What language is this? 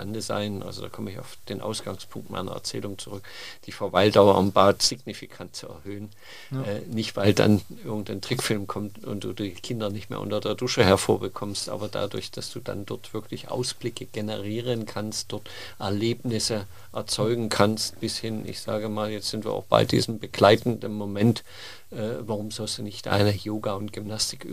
German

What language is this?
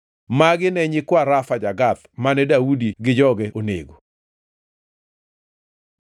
Luo (Kenya and Tanzania)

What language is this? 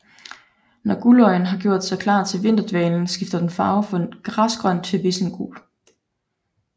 Danish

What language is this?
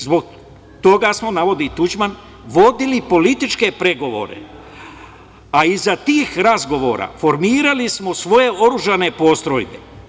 Serbian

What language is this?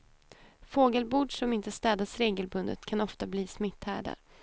Swedish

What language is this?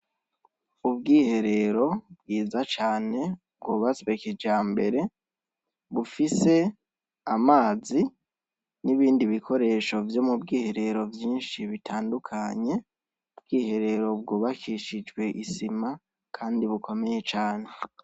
Rundi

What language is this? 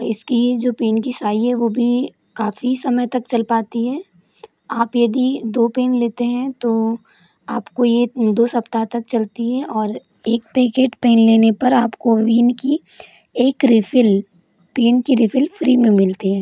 Hindi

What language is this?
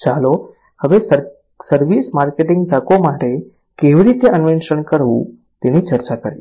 Gujarati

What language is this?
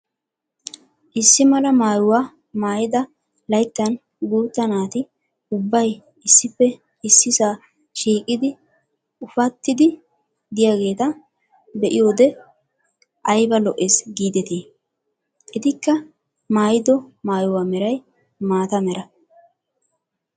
Wolaytta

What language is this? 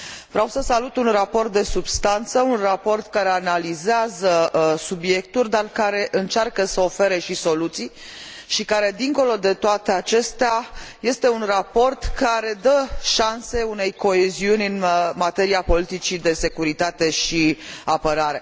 Romanian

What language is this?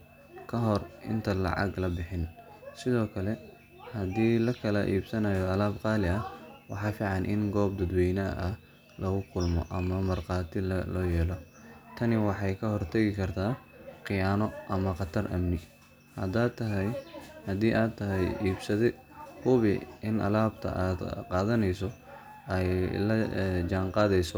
Somali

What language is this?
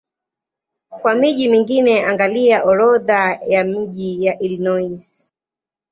Swahili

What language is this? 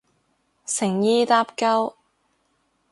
Cantonese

